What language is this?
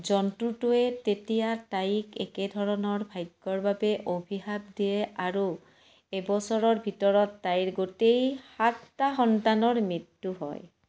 Assamese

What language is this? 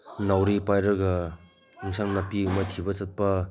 Manipuri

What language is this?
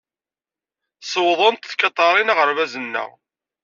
Kabyle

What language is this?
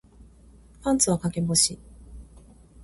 Japanese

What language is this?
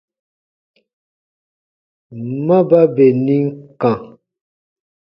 Baatonum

